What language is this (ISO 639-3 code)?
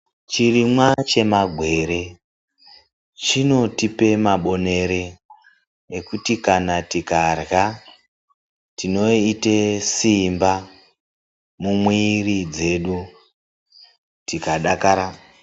ndc